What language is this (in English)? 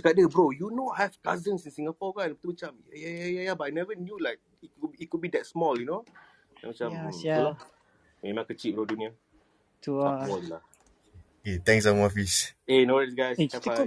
Malay